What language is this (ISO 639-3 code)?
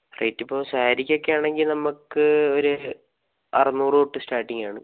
mal